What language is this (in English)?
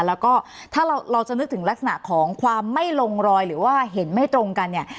Thai